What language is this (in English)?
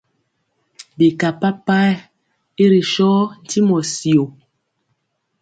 Mpiemo